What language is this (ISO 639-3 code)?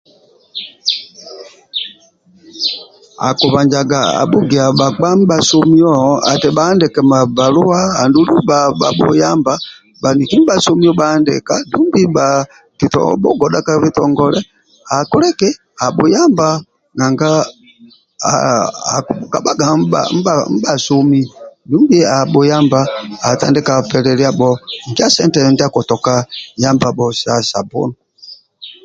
rwm